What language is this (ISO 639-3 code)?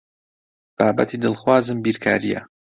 ckb